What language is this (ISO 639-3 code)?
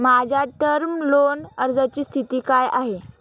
mar